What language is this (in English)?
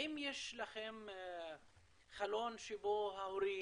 Hebrew